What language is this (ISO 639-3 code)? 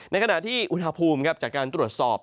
tha